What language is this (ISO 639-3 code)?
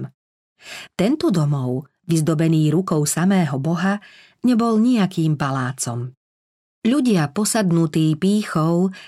slk